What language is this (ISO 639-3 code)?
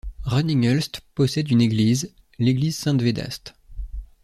fra